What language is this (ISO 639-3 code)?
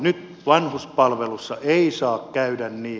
fin